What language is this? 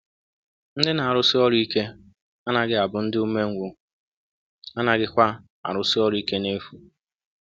Igbo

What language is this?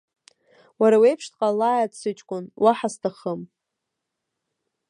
Abkhazian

